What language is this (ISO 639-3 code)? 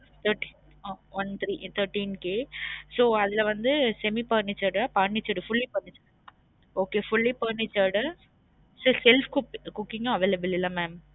tam